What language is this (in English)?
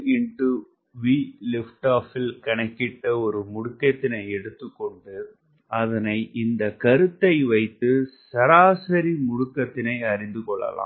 Tamil